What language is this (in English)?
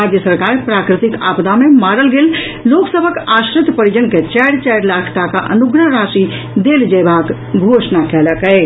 Maithili